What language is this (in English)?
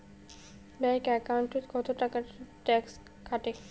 Bangla